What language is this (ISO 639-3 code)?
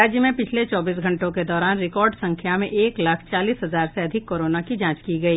hin